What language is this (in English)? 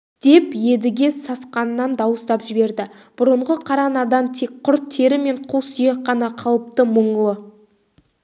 Kazakh